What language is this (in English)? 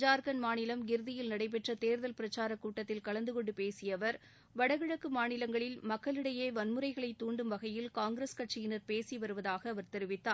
Tamil